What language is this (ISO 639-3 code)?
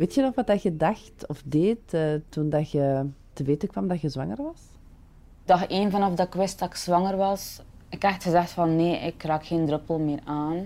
nld